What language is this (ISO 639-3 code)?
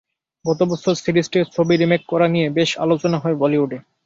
ben